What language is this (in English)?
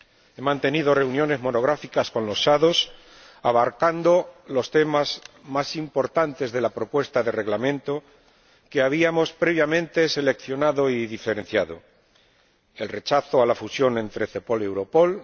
Spanish